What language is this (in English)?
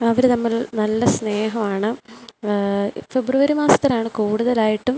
Malayalam